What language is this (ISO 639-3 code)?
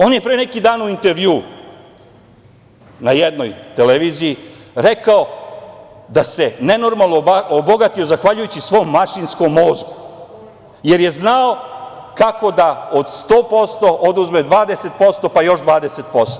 srp